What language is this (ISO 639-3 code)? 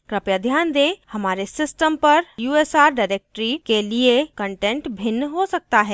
hin